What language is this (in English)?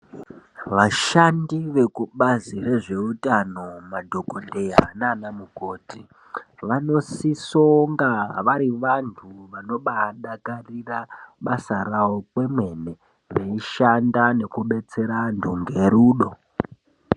Ndau